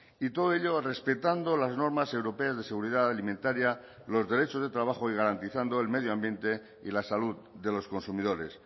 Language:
Spanish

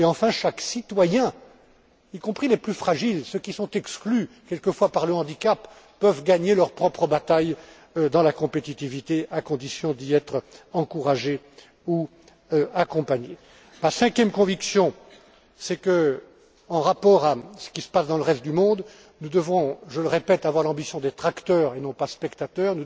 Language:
French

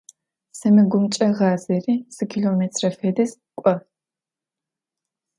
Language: Adyghe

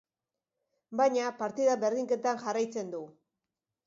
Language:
Basque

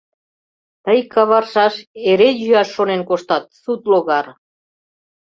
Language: Mari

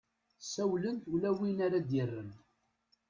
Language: Kabyle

